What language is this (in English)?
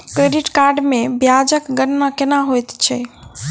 Maithili